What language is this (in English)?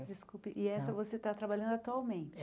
Portuguese